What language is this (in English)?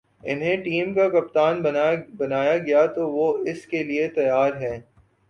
Urdu